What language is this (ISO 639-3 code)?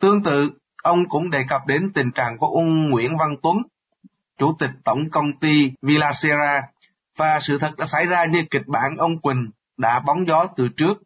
vie